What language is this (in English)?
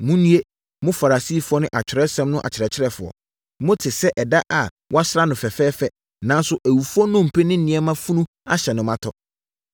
Akan